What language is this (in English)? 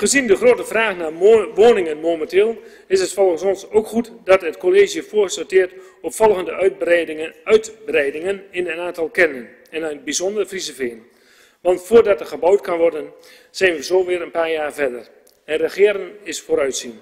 Dutch